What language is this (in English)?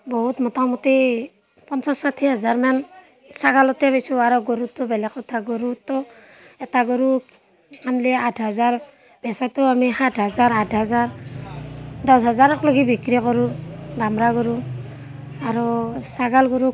Assamese